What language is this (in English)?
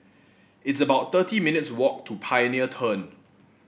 English